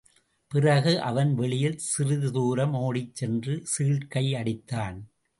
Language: Tamil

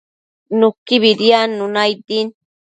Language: Matsés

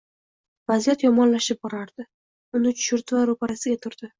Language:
Uzbek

